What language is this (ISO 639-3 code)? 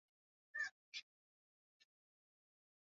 swa